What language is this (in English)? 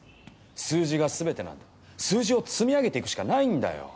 Japanese